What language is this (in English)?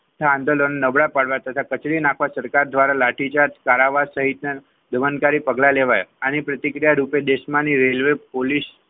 Gujarati